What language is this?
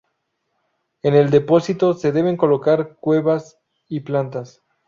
Spanish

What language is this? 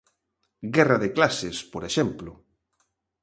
Galician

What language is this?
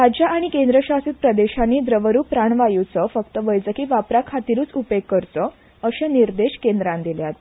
Konkani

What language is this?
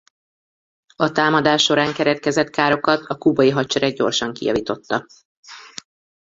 Hungarian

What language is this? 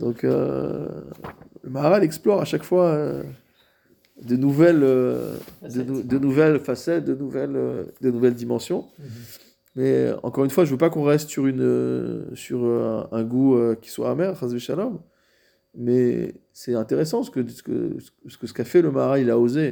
French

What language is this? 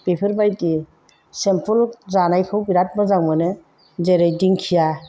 Bodo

